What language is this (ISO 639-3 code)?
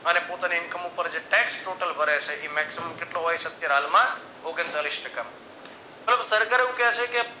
guj